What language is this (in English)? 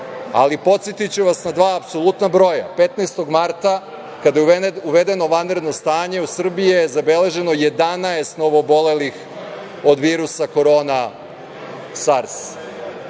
Serbian